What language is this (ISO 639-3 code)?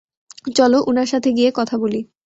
ben